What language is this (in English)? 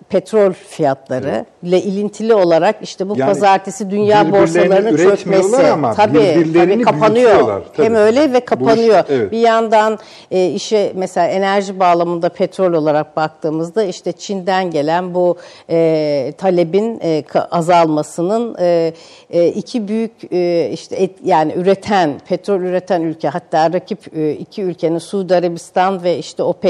Turkish